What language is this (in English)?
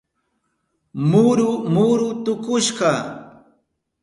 Southern Pastaza Quechua